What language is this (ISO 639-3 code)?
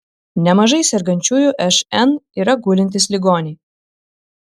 lit